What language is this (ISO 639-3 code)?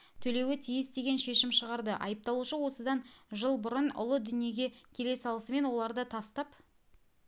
kaz